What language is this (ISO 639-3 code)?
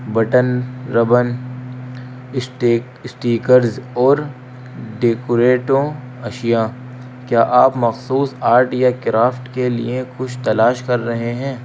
urd